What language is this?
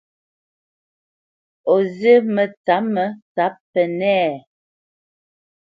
Bamenyam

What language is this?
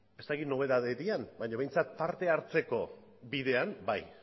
Basque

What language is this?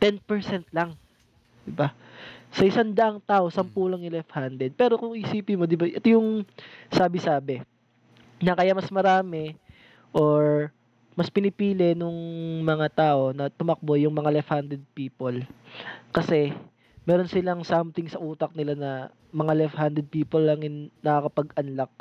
Filipino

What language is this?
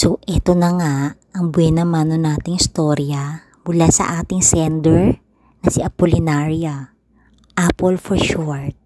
Filipino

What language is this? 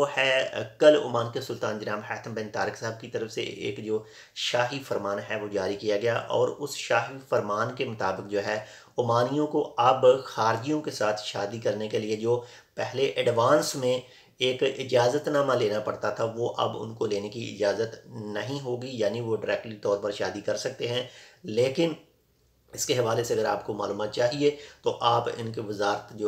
Hindi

